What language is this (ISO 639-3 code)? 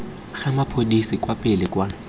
tsn